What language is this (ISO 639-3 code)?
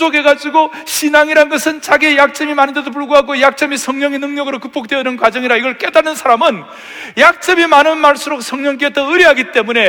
kor